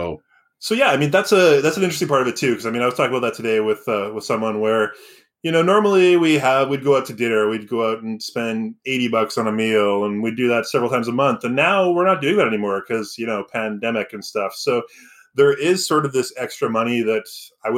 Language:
English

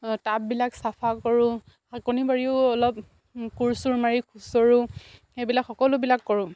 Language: Assamese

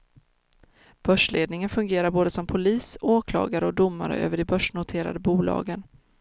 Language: Swedish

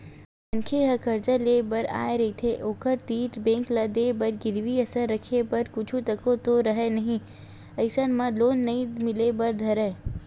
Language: Chhattisgarhi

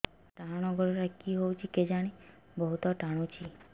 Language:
Odia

